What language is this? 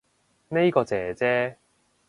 Cantonese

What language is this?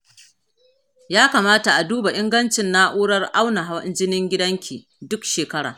Hausa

